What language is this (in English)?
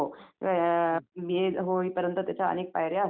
Marathi